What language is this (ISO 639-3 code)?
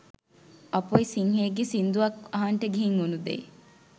sin